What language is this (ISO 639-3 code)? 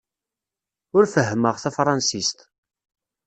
kab